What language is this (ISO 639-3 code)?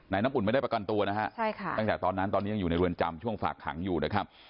tha